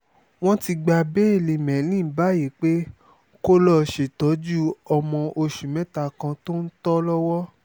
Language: Yoruba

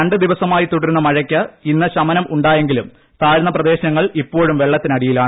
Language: Malayalam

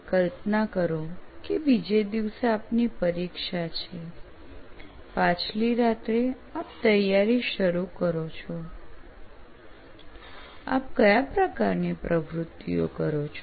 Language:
Gujarati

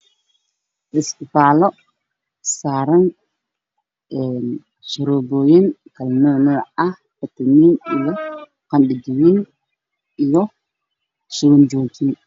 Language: Somali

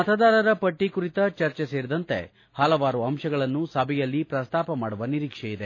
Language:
Kannada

